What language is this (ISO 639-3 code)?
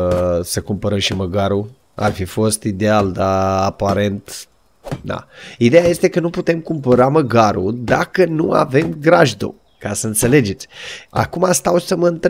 ron